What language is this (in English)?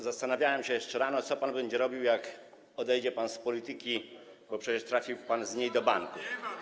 Polish